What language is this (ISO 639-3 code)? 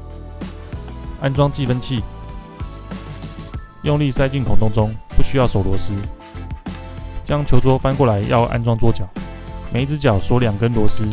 zho